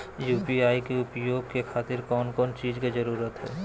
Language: Magahi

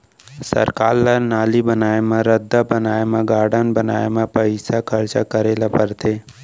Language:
Chhattisgarhi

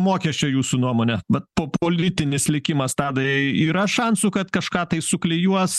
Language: Lithuanian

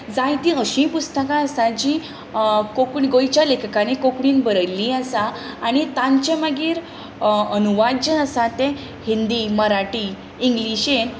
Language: Konkani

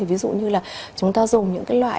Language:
Vietnamese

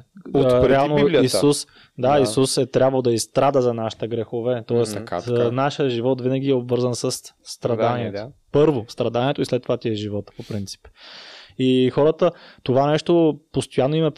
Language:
Bulgarian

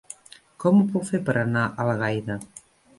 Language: Catalan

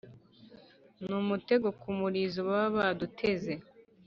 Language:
Kinyarwanda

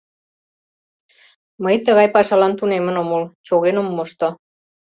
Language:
Mari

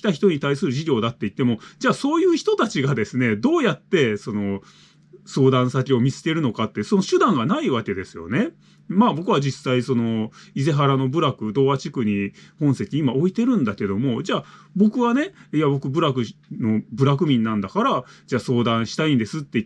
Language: Japanese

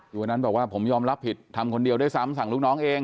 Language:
Thai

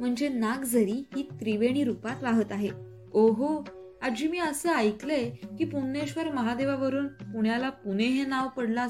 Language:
Marathi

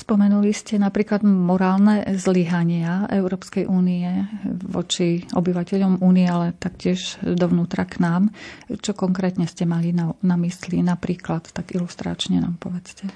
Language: Slovak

